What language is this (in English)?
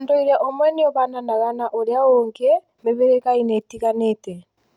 Kikuyu